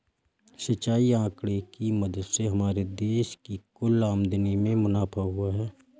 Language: Hindi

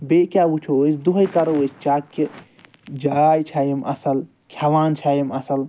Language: Kashmiri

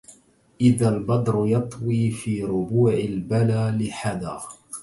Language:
Arabic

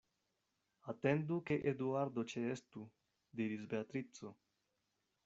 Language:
Esperanto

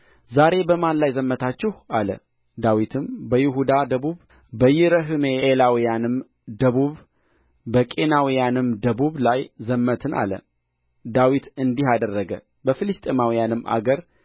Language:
Amharic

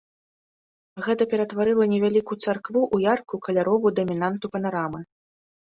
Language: Belarusian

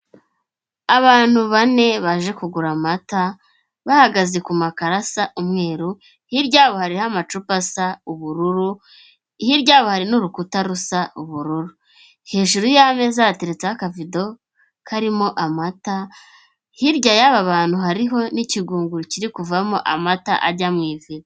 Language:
Kinyarwanda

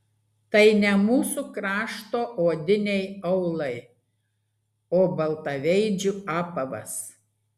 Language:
Lithuanian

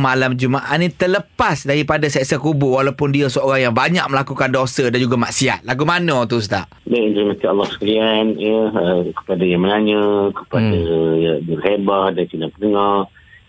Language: Malay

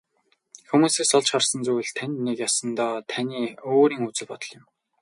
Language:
Mongolian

